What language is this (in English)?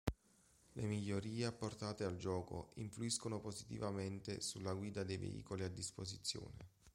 Italian